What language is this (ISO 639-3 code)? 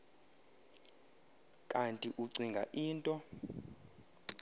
xho